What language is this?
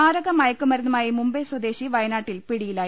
Malayalam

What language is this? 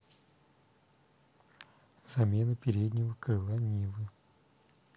Russian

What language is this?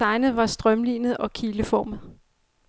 Danish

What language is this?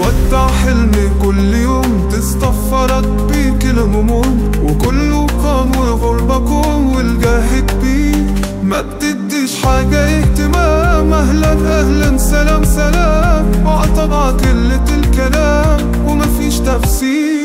Arabic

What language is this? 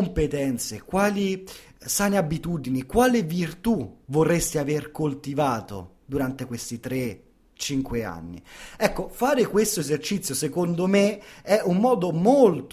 Italian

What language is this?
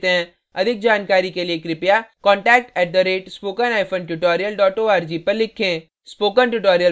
Hindi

